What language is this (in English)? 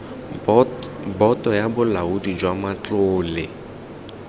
Tswana